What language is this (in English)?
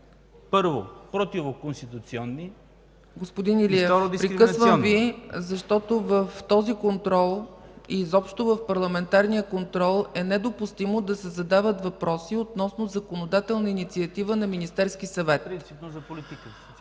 Bulgarian